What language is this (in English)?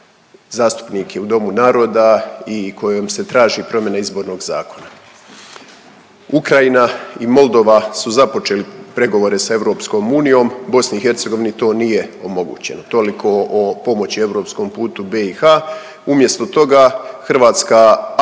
Croatian